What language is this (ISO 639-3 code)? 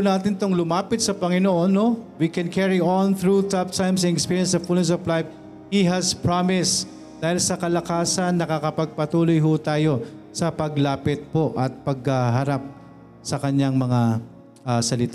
fil